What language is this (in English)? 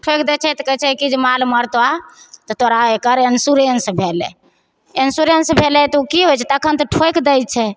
Maithili